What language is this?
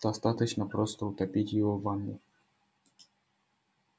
Russian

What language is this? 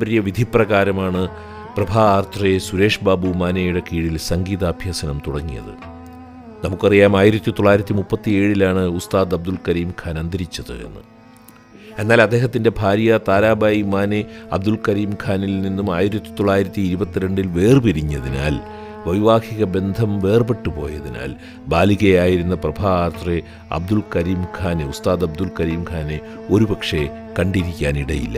Malayalam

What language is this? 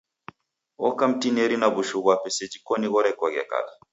Taita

